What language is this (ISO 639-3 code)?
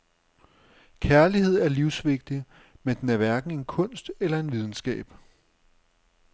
dan